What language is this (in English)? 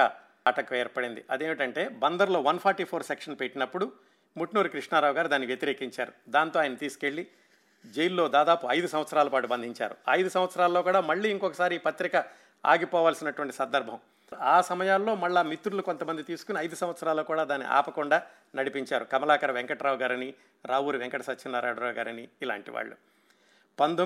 Telugu